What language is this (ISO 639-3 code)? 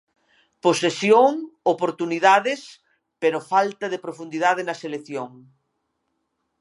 glg